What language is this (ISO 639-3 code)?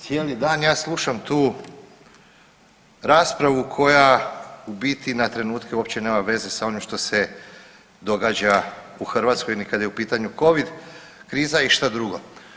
hrv